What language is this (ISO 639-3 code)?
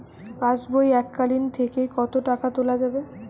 ben